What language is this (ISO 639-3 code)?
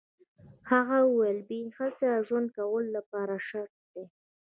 pus